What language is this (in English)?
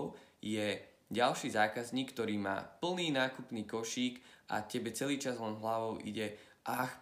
Slovak